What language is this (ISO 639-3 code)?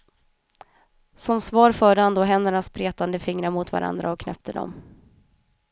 swe